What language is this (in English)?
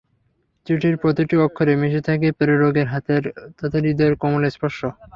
Bangla